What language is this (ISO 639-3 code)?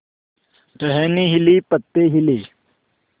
hin